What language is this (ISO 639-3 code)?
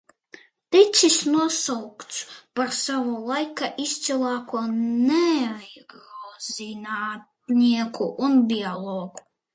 lav